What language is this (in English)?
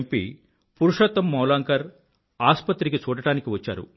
Telugu